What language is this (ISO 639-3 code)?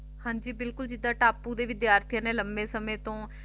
pan